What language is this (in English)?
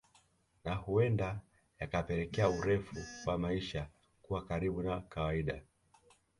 Swahili